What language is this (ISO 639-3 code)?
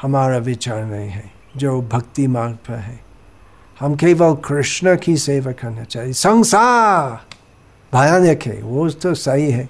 hin